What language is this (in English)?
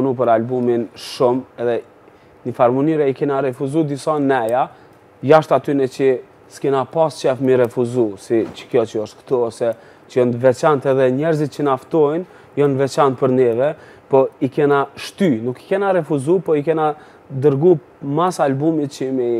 Romanian